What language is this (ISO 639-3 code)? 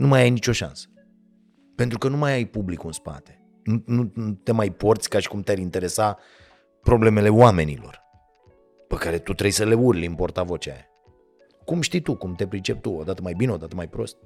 ron